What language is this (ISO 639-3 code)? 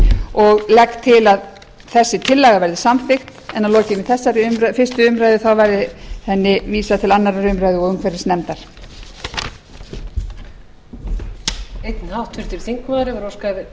isl